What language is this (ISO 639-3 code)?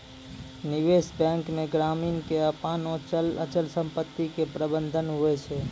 mai